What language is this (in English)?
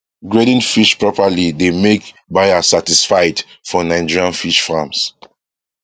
Nigerian Pidgin